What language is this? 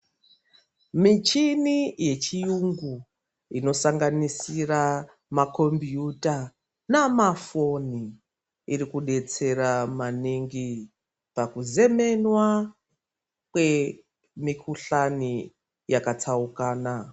Ndau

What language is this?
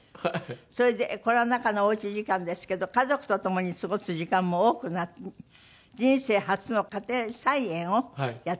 Japanese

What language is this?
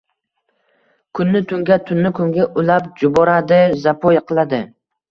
Uzbek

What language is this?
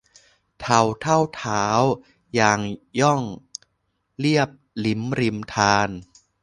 Thai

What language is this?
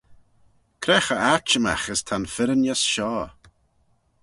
Manx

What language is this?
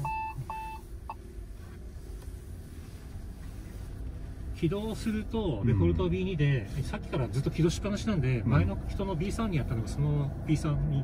Japanese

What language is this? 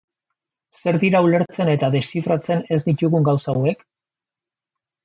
Basque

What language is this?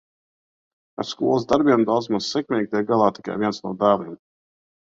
Latvian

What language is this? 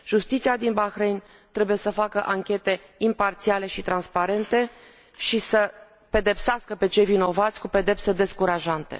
Romanian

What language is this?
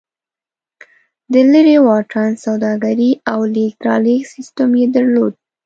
Pashto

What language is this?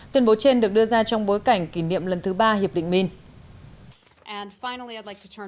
Vietnamese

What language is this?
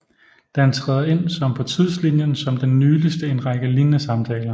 Danish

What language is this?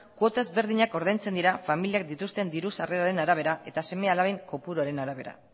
Basque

